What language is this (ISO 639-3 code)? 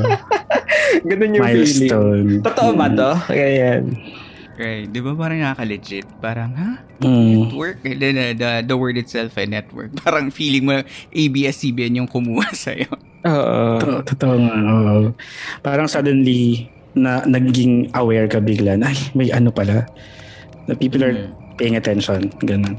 fil